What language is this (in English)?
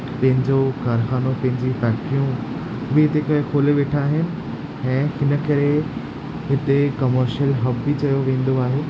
Sindhi